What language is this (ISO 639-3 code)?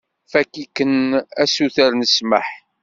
kab